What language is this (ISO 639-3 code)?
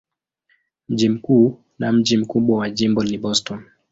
swa